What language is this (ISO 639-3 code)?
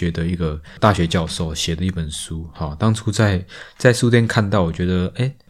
zho